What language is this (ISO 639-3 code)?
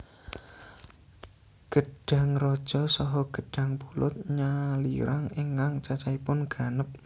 jav